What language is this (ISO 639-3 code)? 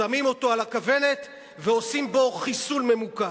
heb